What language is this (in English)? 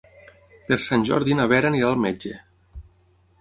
Catalan